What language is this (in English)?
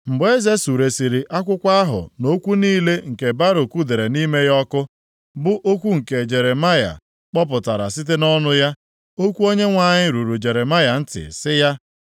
Igbo